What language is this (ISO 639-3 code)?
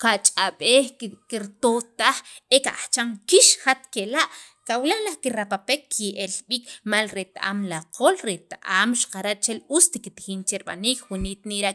quv